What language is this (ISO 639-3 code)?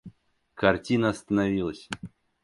rus